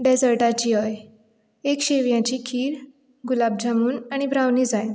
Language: Konkani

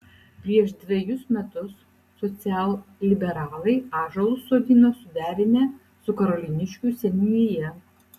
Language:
Lithuanian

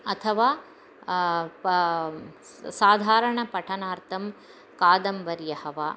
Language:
Sanskrit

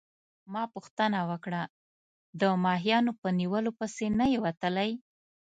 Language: Pashto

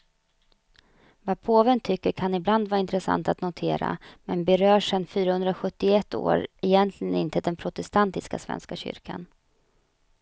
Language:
Swedish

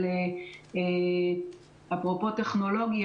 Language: Hebrew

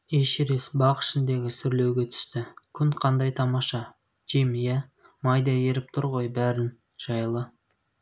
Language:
Kazakh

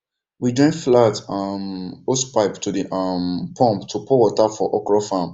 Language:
Nigerian Pidgin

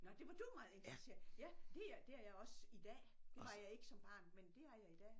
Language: Danish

